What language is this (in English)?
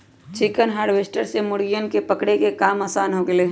Magahi